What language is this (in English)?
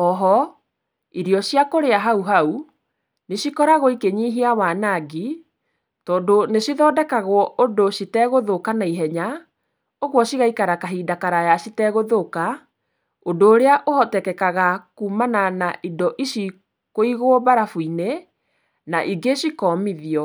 Kikuyu